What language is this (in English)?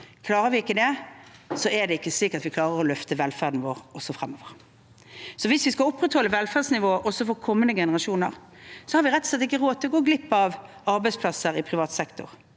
Norwegian